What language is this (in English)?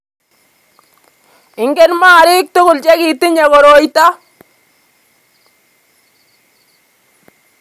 Kalenjin